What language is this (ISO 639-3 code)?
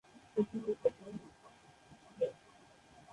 ben